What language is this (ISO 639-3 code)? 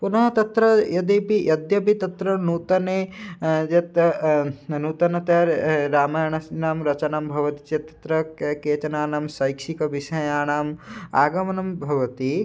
san